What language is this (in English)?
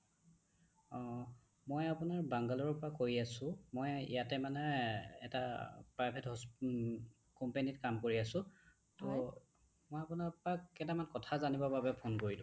Assamese